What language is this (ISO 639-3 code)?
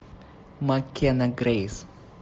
rus